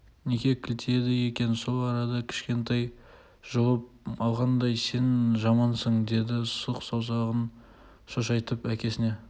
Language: Kazakh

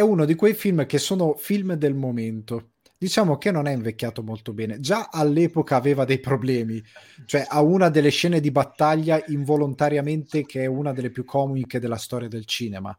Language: Italian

